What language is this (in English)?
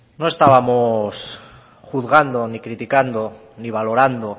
Spanish